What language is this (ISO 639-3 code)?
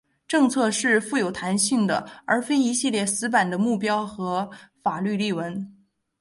zho